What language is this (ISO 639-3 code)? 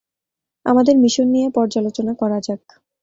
ben